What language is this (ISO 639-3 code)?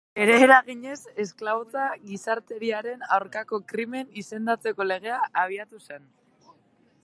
eus